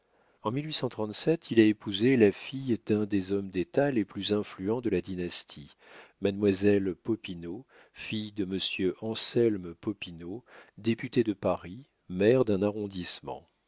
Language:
French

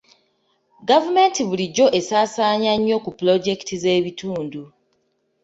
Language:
Ganda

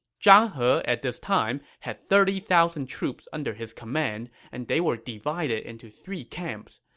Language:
English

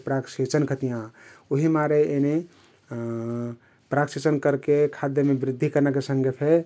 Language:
Kathoriya Tharu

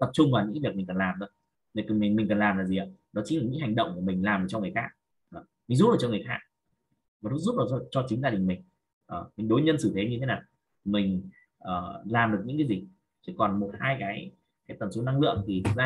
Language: Vietnamese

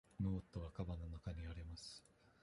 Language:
Japanese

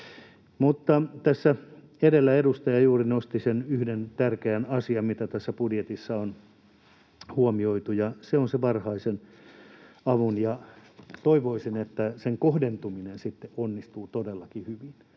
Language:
Finnish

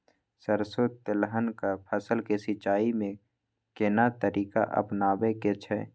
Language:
Maithili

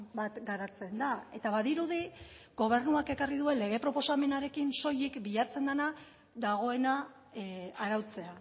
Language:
Basque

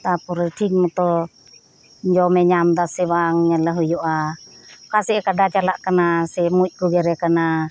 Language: Santali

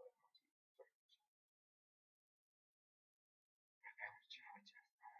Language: Romanian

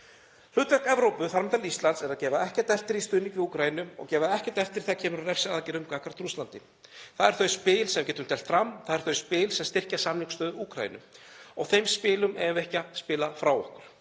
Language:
Icelandic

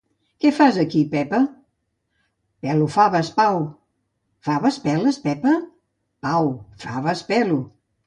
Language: Catalan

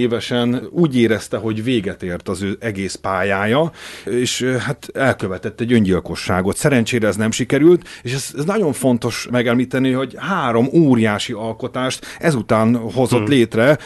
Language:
Hungarian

